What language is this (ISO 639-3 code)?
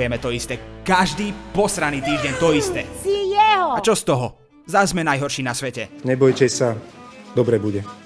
slk